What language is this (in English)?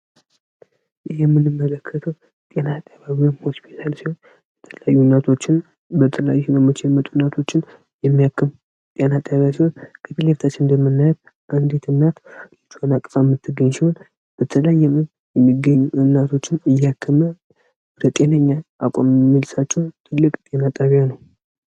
Amharic